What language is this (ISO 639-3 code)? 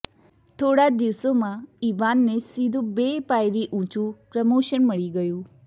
guj